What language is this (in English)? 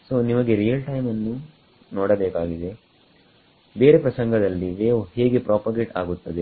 Kannada